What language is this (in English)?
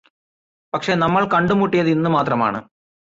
Malayalam